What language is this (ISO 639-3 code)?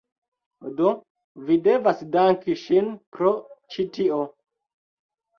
epo